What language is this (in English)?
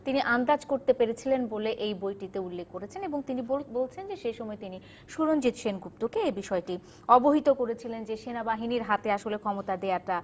Bangla